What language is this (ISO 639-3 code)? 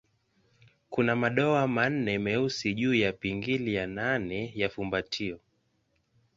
swa